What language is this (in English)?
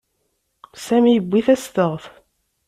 Kabyle